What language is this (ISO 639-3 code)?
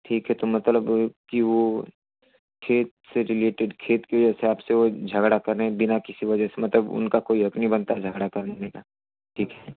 hin